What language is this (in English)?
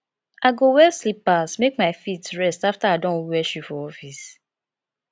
Nigerian Pidgin